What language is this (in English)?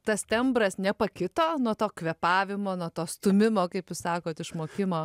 Lithuanian